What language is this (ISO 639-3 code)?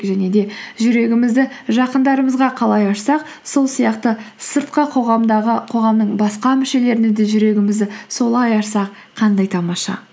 kaz